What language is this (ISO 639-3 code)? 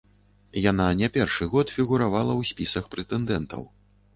bel